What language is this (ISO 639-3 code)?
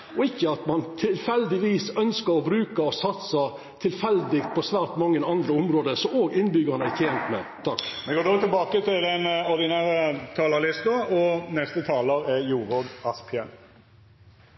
nor